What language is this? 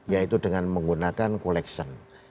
Indonesian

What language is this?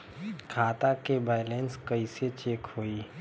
Bhojpuri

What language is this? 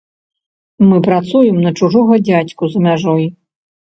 Belarusian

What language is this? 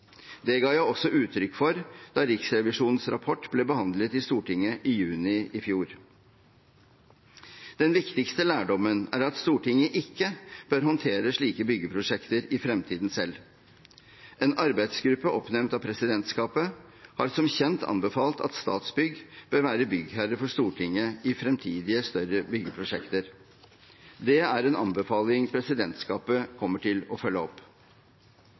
Norwegian Bokmål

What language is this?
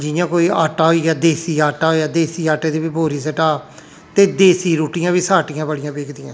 Dogri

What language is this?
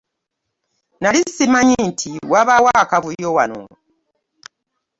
Ganda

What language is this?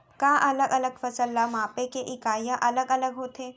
Chhattisgarhi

